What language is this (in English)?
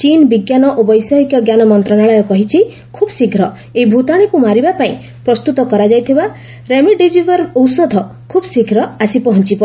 Odia